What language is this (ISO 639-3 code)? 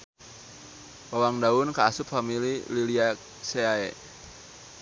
sun